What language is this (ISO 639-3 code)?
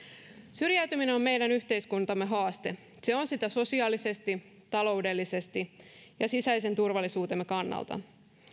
fin